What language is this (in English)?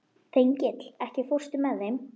Icelandic